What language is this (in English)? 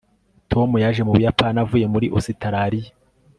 Kinyarwanda